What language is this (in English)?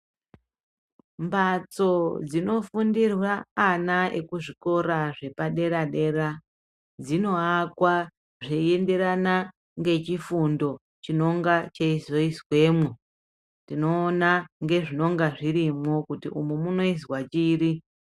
Ndau